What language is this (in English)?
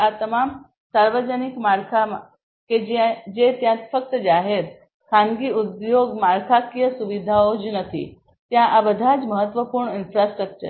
Gujarati